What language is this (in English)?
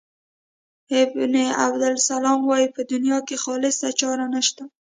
Pashto